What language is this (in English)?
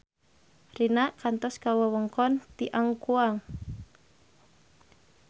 Sundanese